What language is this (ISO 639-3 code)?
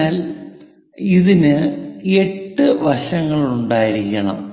mal